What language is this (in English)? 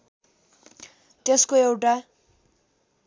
Nepali